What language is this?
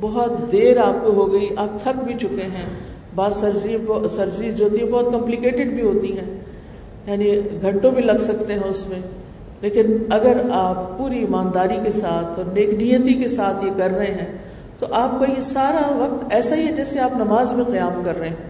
Urdu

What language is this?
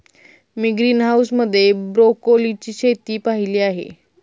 Marathi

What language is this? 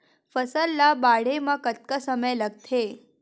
Chhattisgarhi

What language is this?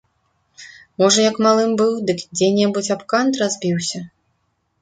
Belarusian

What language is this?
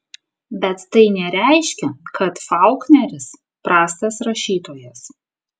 Lithuanian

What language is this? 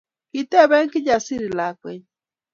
Kalenjin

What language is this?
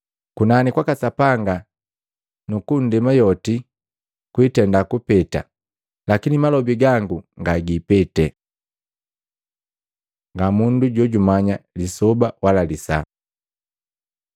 Matengo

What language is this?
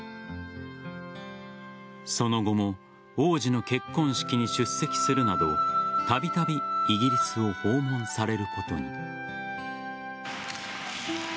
Japanese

